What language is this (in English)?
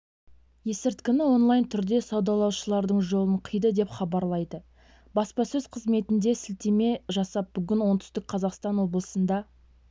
Kazakh